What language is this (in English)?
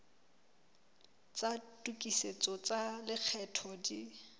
Southern Sotho